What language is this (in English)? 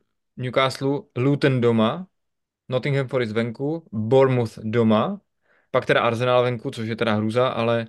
Czech